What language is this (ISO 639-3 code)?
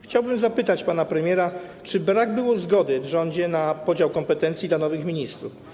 pol